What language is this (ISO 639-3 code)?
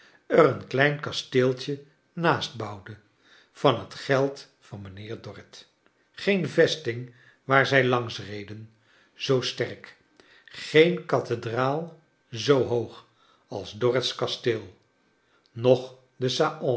nld